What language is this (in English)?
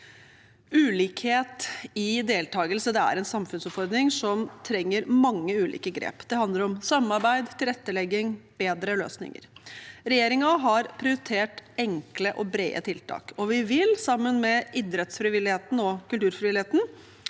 Norwegian